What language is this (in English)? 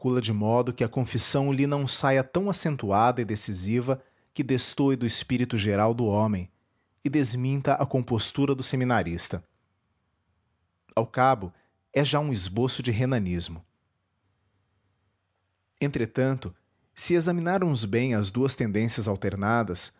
Portuguese